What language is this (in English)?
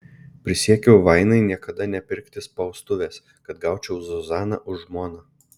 Lithuanian